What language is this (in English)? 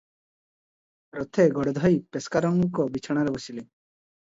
Odia